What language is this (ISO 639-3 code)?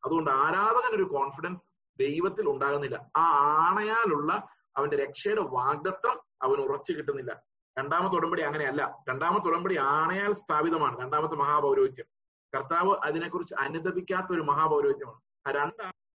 mal